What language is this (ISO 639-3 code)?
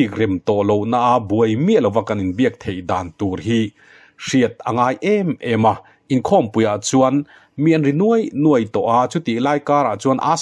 tha